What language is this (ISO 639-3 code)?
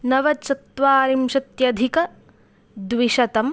san